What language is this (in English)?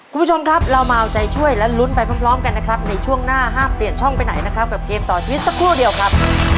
Thai